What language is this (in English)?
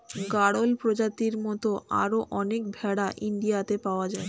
Bangla